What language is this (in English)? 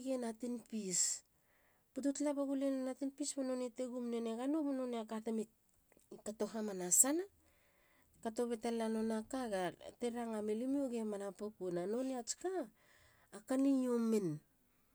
Halia